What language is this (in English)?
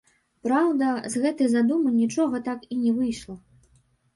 Belarusian